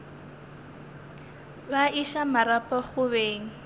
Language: Northern Sotho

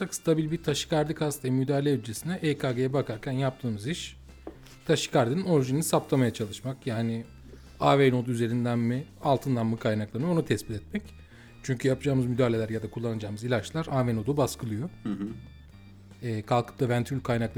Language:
Turkish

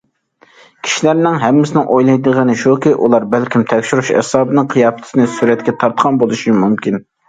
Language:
Uyghur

